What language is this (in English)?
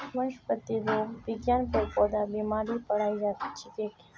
Magahi